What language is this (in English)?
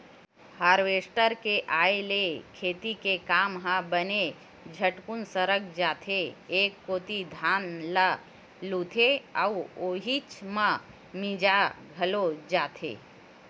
Chhattisgarhi